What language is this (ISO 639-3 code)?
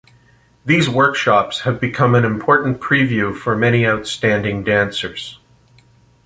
eng